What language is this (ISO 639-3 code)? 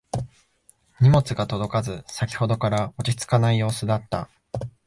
jpn